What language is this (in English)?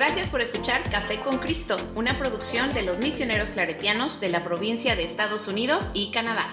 Spanish